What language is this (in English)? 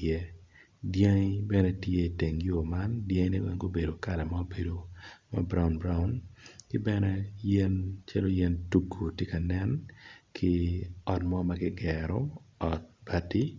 Acoli